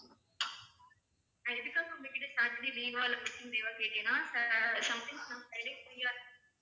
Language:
Tamil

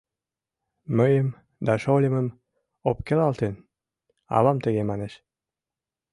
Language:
Mari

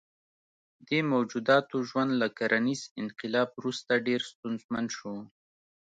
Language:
Pashto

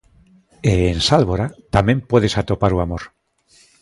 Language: Galician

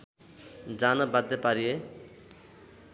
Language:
Nepali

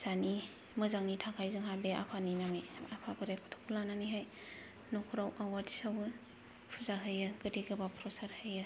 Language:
Bodo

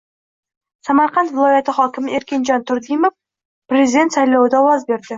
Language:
Uzbek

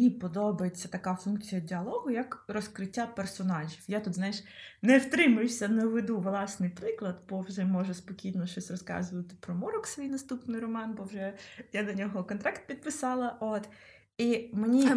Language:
Ukrainian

